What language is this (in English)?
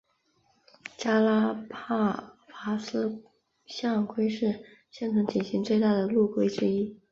Chinese